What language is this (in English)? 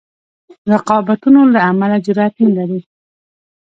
Pashto